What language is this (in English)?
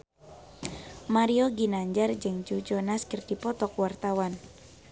Sundanese